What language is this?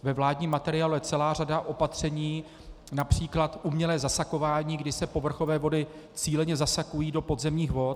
Czech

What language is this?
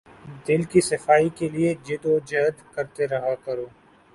Urdu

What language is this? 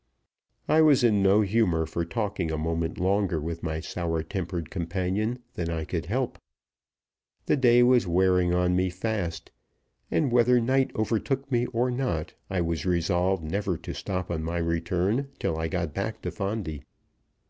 English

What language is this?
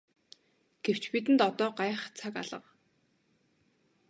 Mongolian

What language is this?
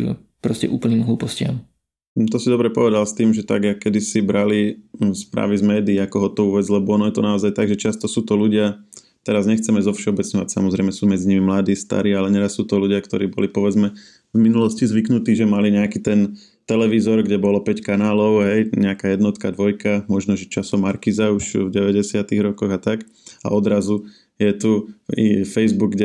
Slovak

